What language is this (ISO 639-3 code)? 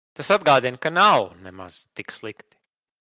lav